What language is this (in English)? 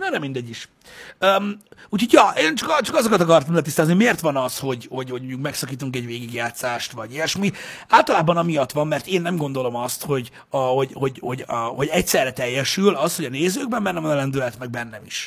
Hungarian